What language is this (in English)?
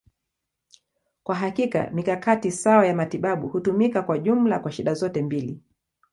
Swahili